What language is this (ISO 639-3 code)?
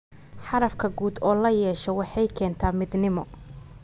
som